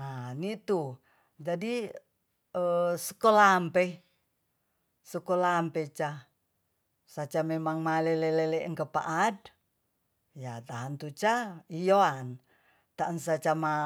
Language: Tonsea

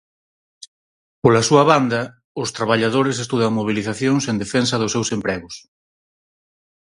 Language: Galician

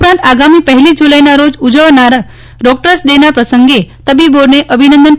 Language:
Gujarati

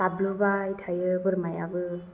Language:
Bodo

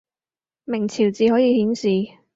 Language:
Cantonese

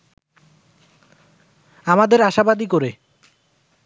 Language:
Bangla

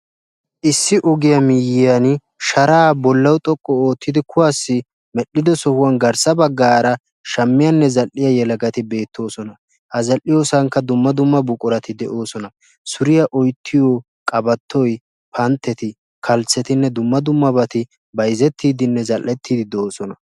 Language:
Wolaytta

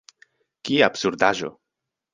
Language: Esperanto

